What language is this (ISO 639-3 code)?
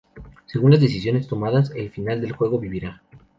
spa